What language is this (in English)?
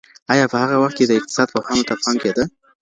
Pashto